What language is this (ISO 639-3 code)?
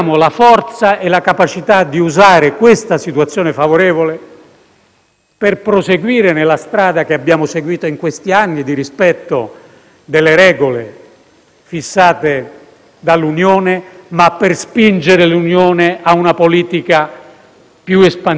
ita